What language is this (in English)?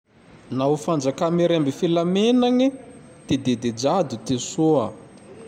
Tandroy-Mahafaly Malagasy